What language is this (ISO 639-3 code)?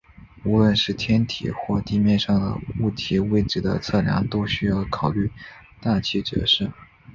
zho